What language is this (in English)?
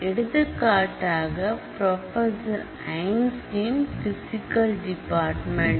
Tamil